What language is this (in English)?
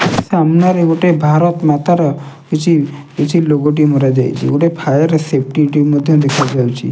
Odia